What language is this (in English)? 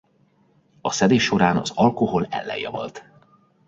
Hungarian